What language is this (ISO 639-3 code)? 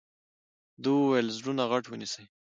pus